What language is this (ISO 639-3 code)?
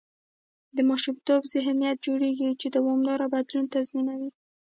pus